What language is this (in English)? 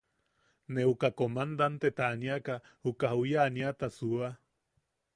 Yaqui